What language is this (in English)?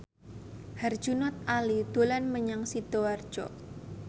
Javanese